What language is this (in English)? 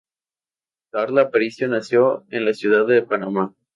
Spanish